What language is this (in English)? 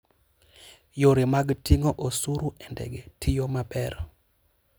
Luo (Kenya and Tanzania)